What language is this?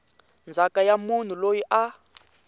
Tsonga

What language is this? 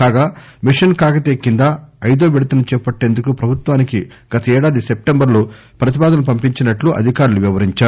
Telugu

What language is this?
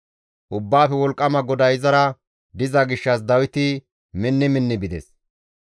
Gamo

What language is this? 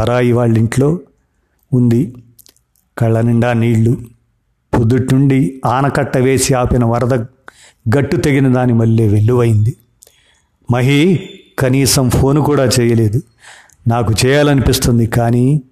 Telugu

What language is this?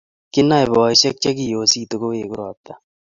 Kalenjin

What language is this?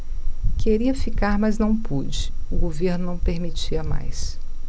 Portuguese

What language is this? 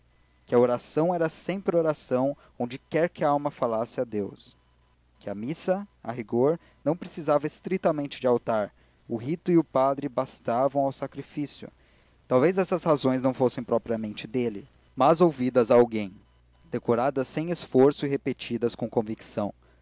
Portuguese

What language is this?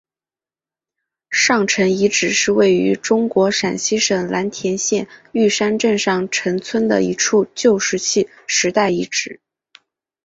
Chinese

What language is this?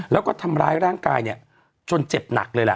Thai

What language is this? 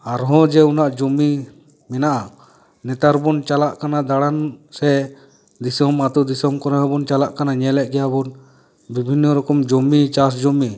Santali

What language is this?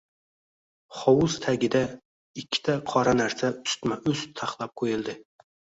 Uzbek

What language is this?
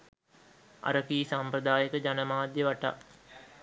Sinhala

